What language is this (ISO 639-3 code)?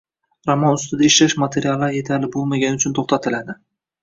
uzb